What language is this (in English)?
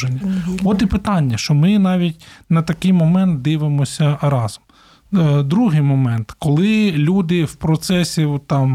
Ukrainian